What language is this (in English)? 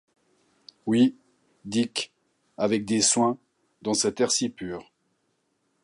French